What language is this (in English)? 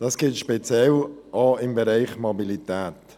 Swiss German